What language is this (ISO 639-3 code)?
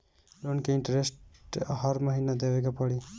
bho